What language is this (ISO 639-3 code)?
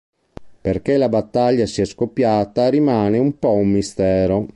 ita